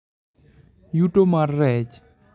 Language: Luo (Kenya and Tanzania)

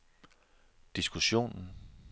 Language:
Danish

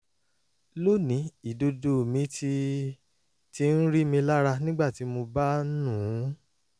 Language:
Yoruba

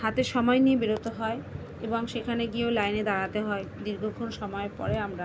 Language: Bangla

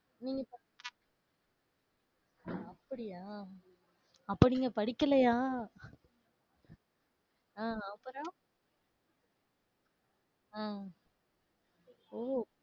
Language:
Tamil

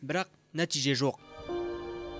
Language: Kazakh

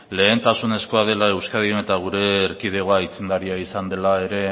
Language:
Basque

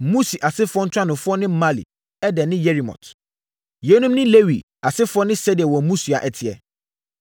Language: Akan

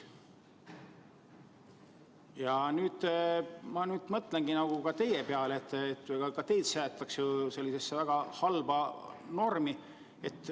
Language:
Estonian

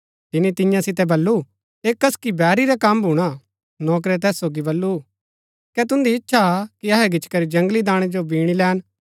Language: Gaddi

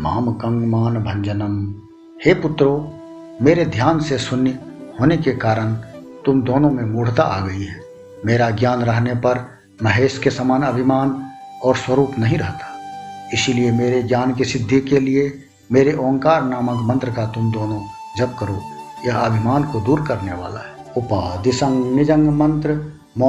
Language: Hindi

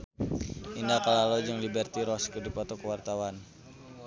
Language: Sundanese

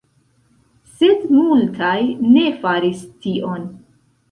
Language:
Esperanto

